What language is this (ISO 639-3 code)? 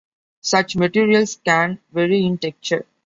eng